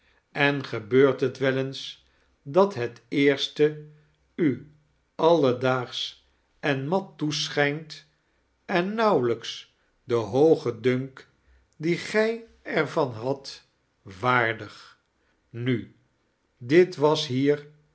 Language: Dutch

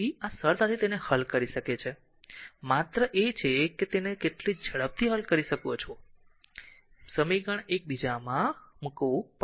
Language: Gujarati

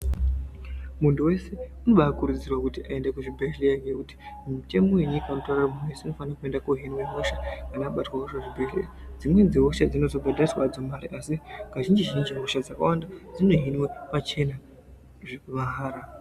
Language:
Ndau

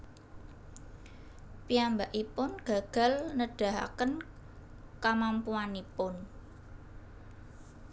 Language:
Javanese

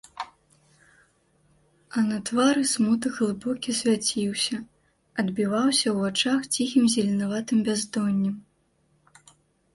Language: Belarusian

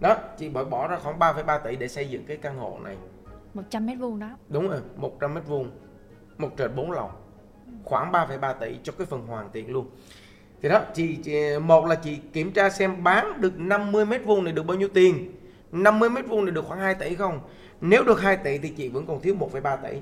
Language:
Vietnamese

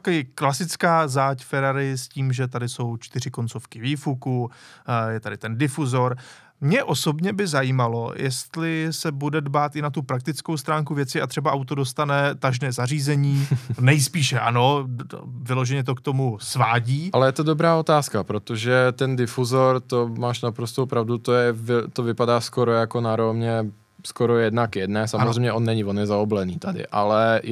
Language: Czech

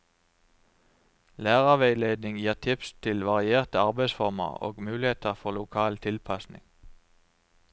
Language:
Norwegian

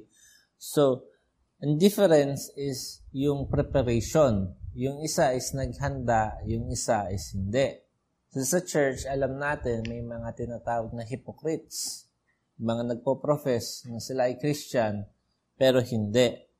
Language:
Filipino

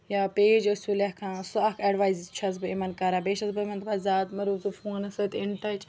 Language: Kashmiri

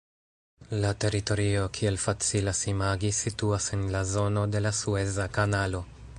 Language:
Esperanto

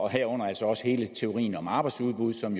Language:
Danish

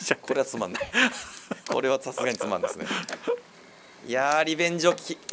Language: Japanese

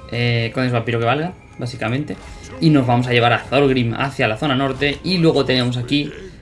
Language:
Spanish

